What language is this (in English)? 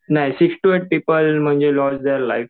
Marathi